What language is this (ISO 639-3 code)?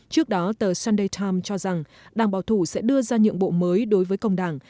vie